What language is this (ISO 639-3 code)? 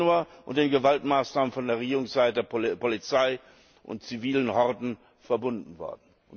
deu